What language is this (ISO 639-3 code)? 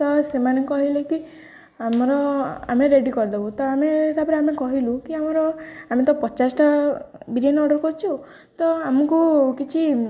ori